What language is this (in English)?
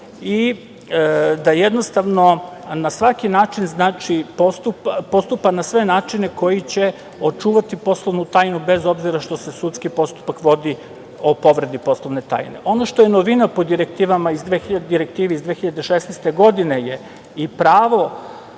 Serbian